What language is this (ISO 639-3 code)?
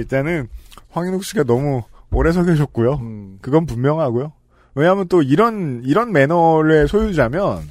kor